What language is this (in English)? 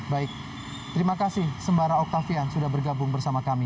Indonesian